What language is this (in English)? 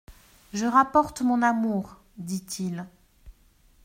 French